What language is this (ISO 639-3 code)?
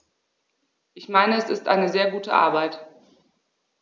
deu